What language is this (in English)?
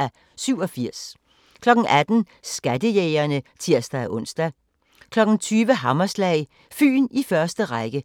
Danish